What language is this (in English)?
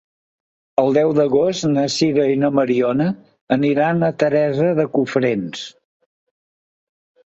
Catalan